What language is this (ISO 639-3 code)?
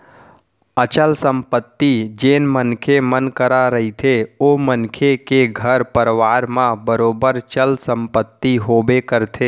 hne